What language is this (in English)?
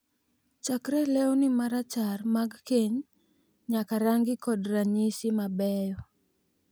Luo (Kenya and Tanzania)